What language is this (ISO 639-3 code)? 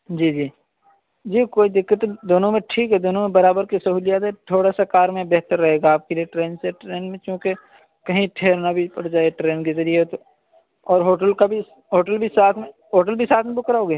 urd